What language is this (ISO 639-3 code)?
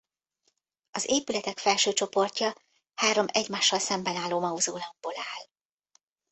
hun